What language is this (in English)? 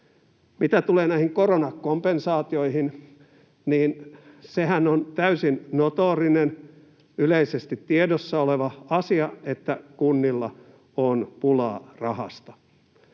Finnish